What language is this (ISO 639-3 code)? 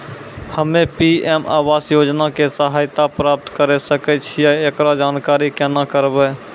mai